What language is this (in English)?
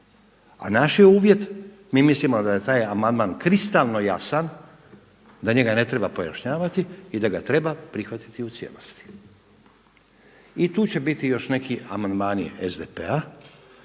Croatian